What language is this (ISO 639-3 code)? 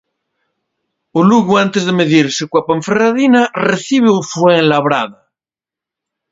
glg